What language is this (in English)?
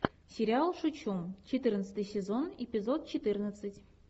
Russian